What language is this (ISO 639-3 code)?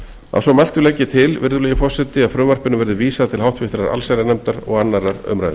isl